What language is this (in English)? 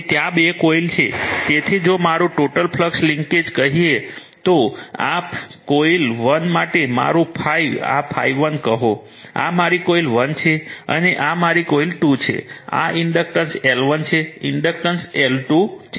Gujarati